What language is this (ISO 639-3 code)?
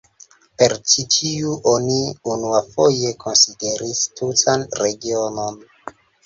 epo